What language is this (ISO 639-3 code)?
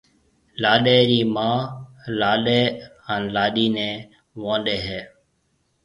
mve